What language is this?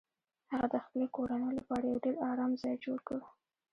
Pashto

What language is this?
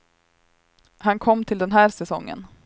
Swedish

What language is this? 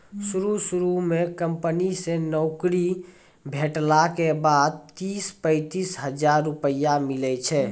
Maithili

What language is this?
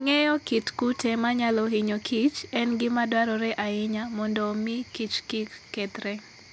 Luo (Kenya and Tanzania)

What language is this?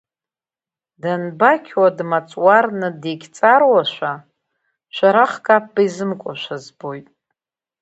Abkhazian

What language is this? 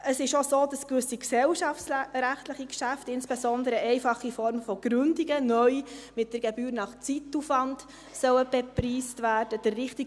Swiss German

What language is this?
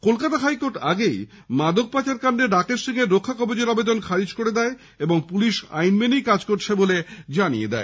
Bangla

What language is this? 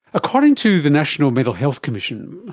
English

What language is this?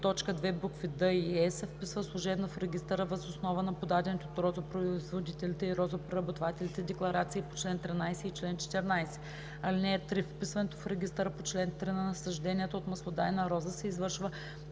Bulgarian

